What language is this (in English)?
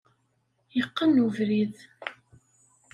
Kabyle